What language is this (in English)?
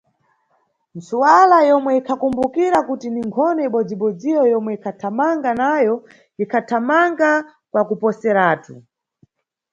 Nyungwe